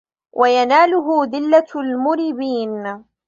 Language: Arabic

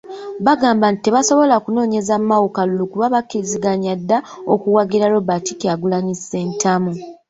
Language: Ganda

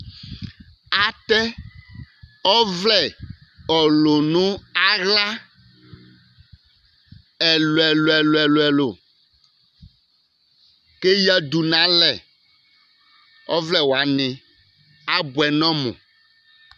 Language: Ikposo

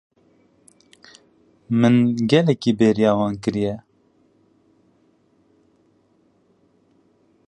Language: Kurdish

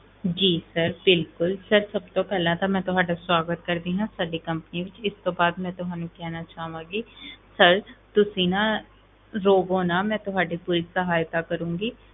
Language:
Punjabi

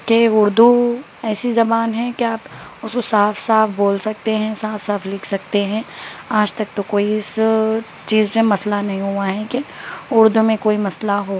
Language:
Urdu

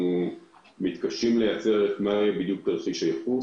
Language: Hebrew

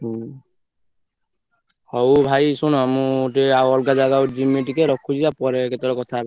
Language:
Odia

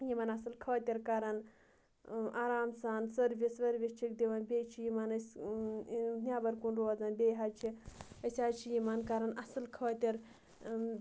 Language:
Kashmiri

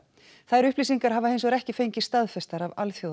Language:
Icelandic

